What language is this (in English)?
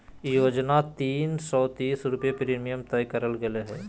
Magahi